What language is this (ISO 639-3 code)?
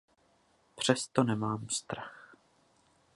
ces